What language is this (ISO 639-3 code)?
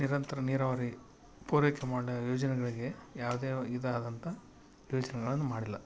kan